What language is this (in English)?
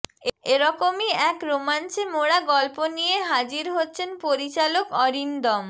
Bangla